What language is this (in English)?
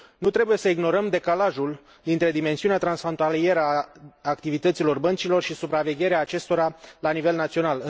Romanian